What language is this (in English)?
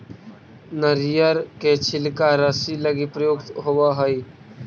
Magahi